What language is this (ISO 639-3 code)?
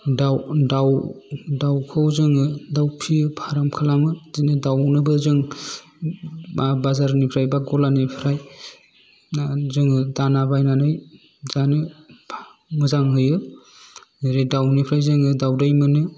brx